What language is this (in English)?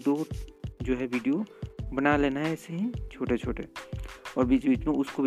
Hindi